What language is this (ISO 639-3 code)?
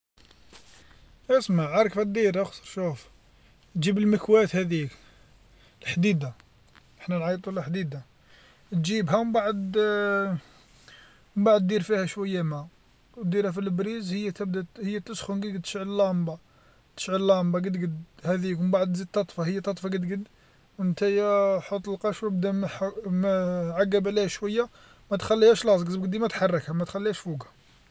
arq